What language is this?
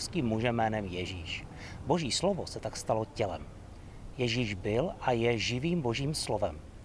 Czech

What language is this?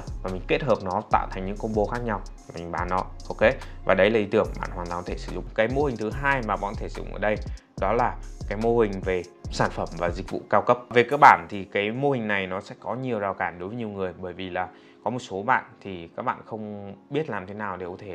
Vietnamese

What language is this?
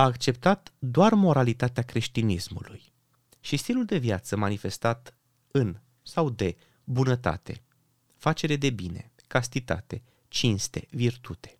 Romanian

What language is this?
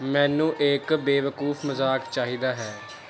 Punjabi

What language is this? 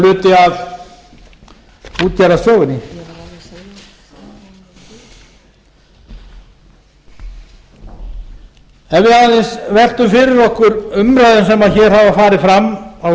Icelandic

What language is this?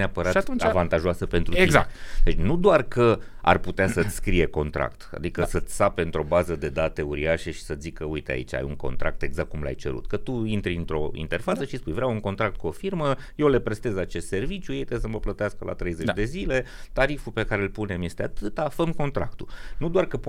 Romanian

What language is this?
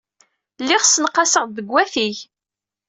Kabyle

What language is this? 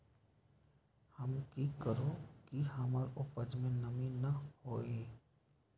Magahi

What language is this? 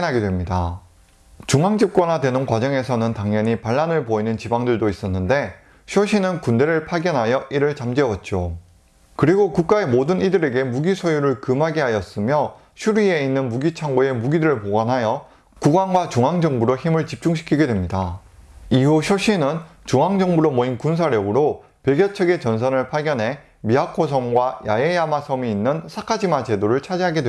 Korean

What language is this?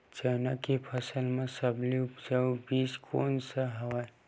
Chhattisgarhi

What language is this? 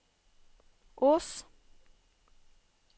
Norwegian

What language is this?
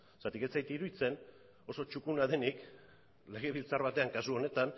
Basque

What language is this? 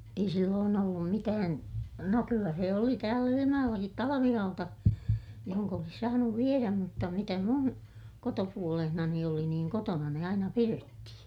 Finnish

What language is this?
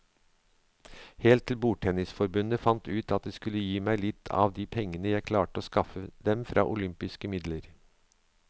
Norwegian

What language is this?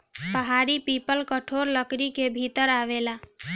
Bhojpuri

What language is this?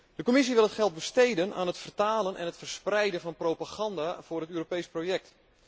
Dutch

